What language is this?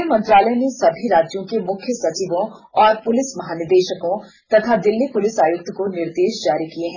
Hindi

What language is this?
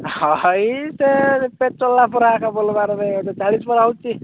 Odia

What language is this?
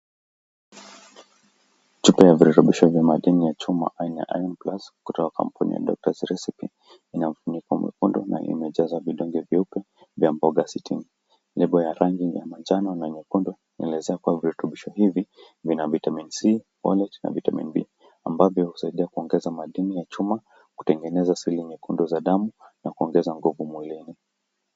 Swahili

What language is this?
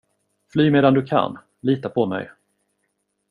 Swedish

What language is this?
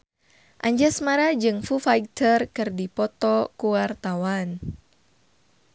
Sundanese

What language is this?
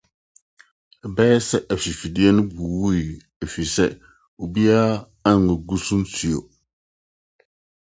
Akan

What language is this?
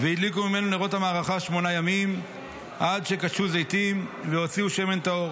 Hebrew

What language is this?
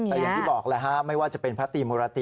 Thai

